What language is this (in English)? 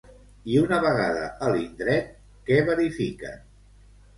Catalan